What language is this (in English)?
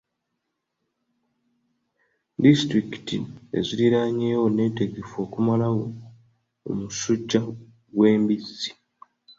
Ganda